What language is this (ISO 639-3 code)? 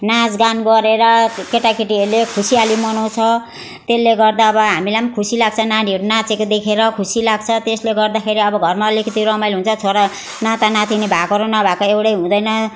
nep